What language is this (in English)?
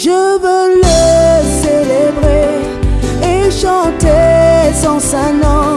Spanish